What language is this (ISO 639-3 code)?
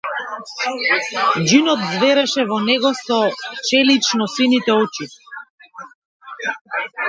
mkd